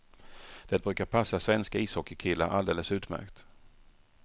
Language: Swedish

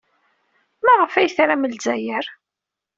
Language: Kabyle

